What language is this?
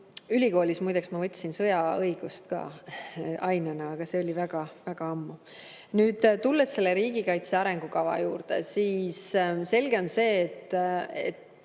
Estonian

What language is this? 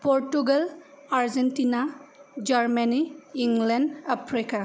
Bodo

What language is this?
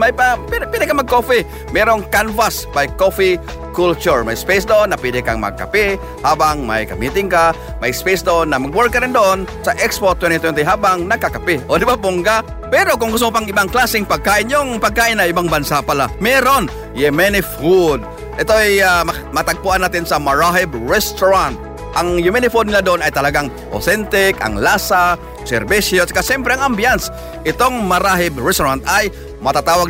Filipino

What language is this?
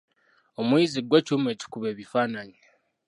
Ganda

